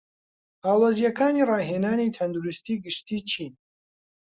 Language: Central Kurdish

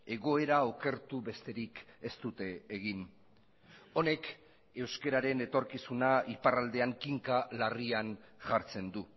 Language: Basque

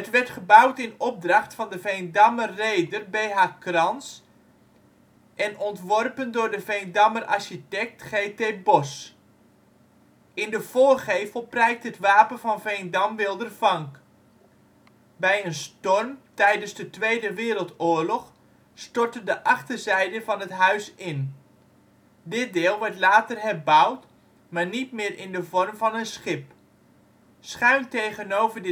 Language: Dutch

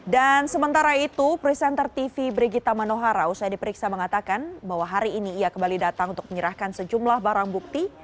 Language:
Indonesian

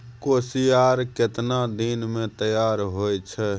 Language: Maithili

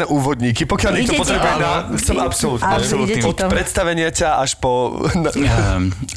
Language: Slovak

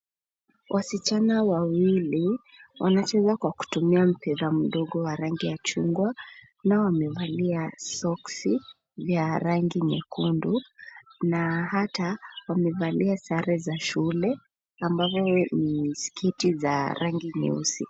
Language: Swahili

